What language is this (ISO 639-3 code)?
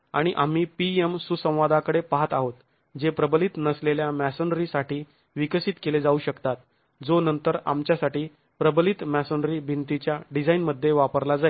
mar